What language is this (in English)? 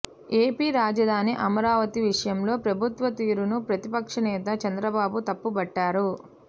Telugu